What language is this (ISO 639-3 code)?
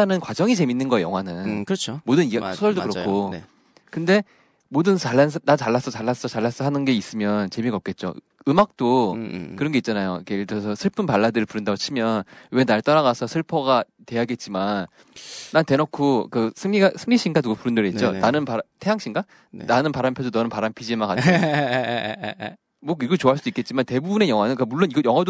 kor